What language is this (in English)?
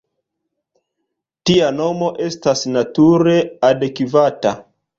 Esperanto